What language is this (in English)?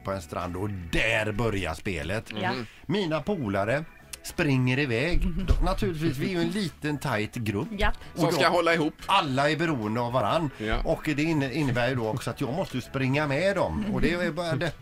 Swedish